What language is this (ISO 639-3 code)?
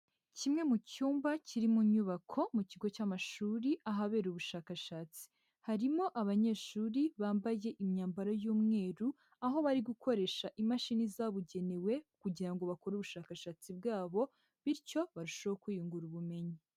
kin